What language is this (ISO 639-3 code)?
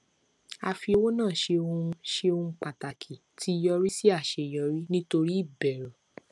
yor